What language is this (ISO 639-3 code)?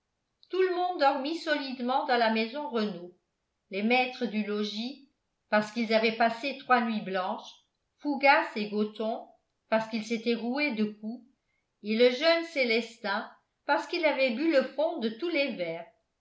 fra